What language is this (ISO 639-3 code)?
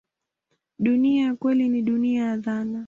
swa